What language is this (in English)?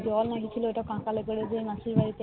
Bangla